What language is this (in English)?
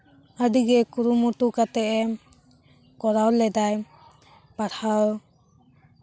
Santali